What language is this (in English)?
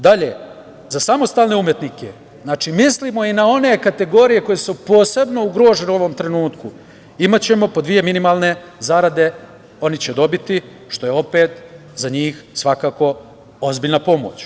Serbian